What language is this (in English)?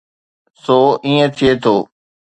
Sindhi